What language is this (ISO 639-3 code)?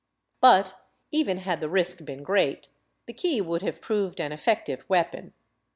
eng